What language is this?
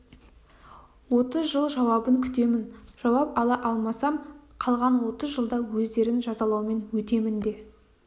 Kazakh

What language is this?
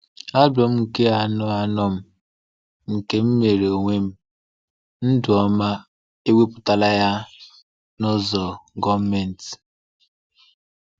Igbo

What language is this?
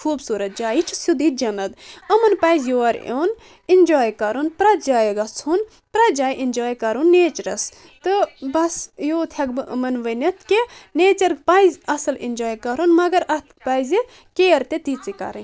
Kashmiri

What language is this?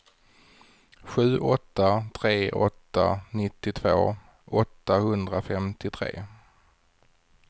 Swedish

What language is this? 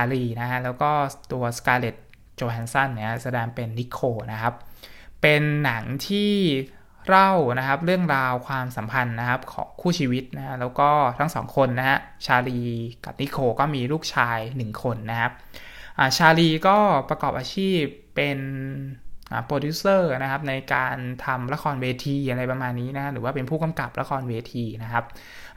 Thai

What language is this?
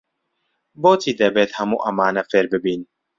Central Kurdish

